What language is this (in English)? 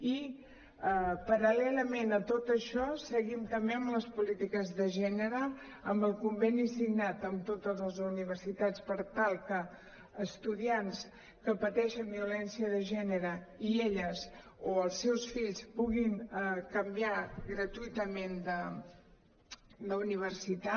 Catalan